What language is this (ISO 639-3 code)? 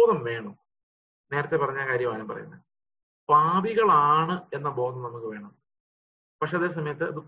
mal